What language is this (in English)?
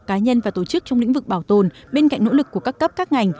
Vietnamese